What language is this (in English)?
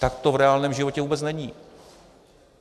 Czech